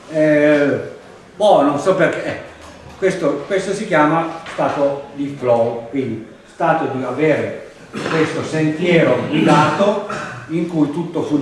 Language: Italian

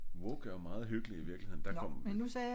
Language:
Danish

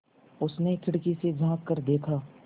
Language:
Hindi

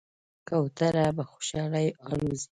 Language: Pashto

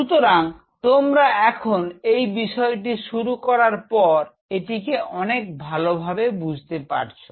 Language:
Bangla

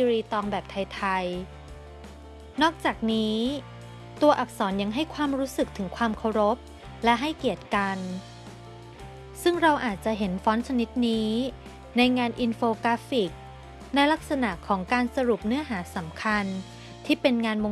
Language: Thai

